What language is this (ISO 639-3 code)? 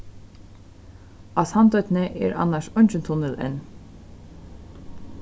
fao